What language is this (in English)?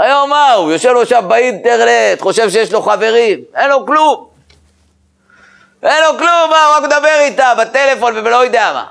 Hebrew